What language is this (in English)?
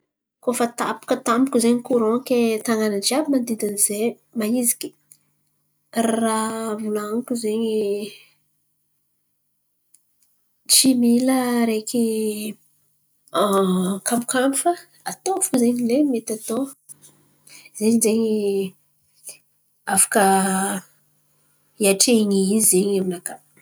Antankarana Malagasy